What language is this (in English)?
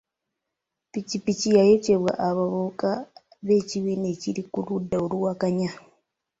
Ganda